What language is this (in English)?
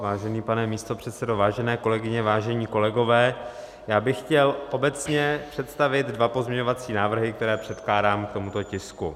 Czech